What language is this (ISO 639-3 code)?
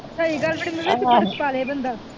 pan